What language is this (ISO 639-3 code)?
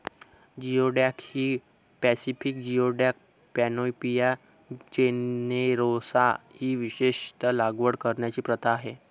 mar